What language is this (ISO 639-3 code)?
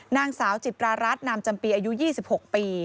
tha